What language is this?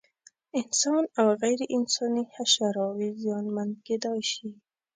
Pashto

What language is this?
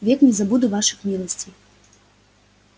Russian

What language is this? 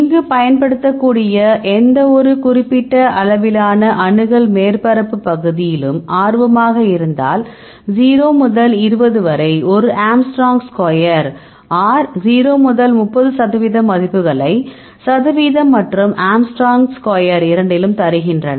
Tamil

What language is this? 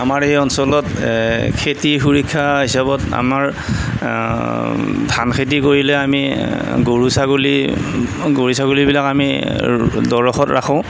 Assamese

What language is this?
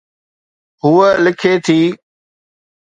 Sindhi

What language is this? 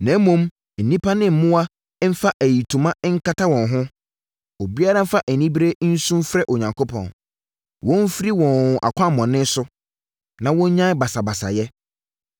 Akan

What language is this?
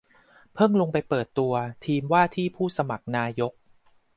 Thai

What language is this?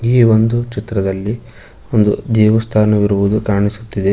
Kannada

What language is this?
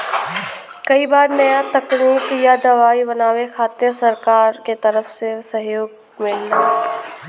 Bhojpuri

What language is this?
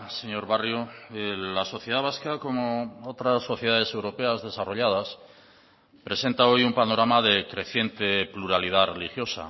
Spanish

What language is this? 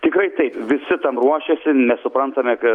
Lithuanian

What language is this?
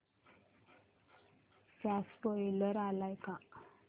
Marathi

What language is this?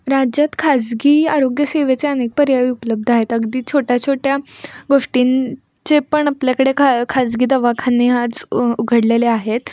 Marathi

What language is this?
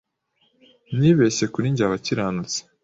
Kinyarwanda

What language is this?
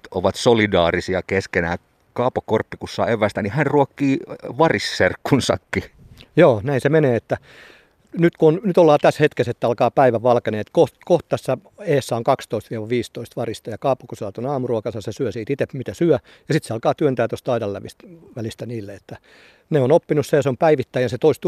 Finnish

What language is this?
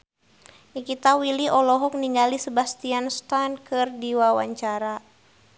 Sundanese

